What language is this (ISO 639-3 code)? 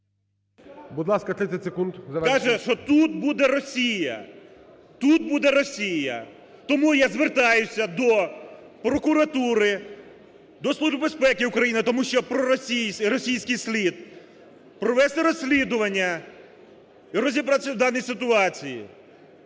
ukr